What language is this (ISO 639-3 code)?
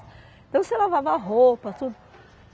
por